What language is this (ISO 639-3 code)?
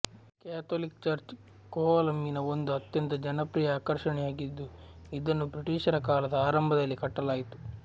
kan